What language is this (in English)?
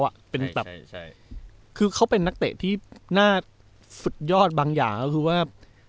Thai